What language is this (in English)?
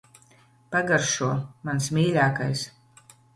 Latvian